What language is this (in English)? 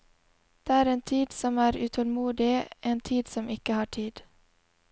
Norwegian